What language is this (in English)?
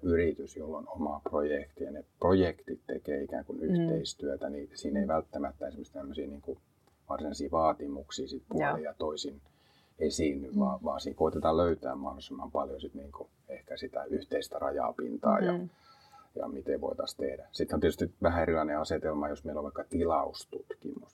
Finnish